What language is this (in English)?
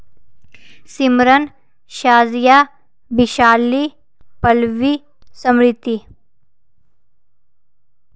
Dogri